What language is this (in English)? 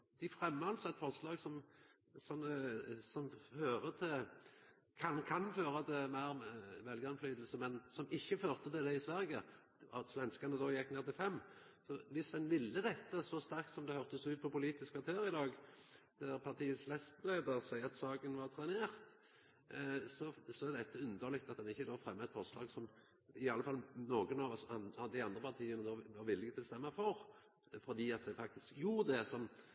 Norwegian Nynorsk